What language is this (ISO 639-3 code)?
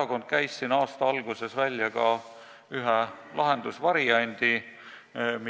est